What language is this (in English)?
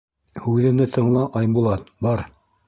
Bashkir